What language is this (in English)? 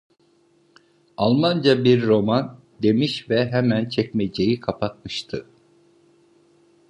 Turkish